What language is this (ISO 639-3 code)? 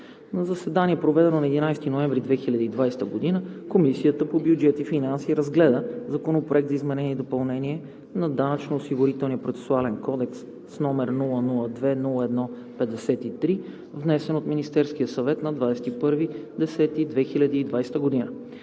bul